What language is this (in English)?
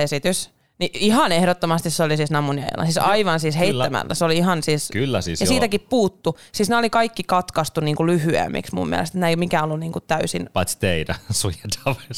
Finnish